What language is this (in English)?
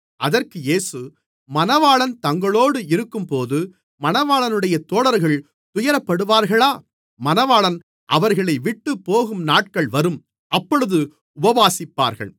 Tamil